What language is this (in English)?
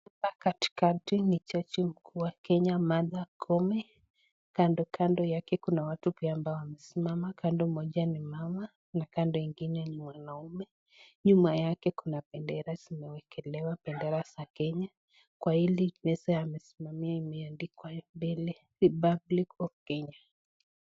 Swahili